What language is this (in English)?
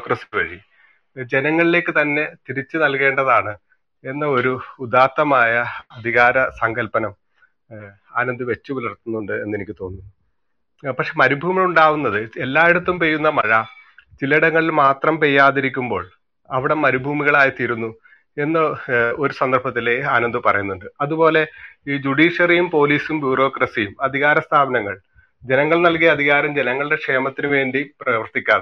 Malayalam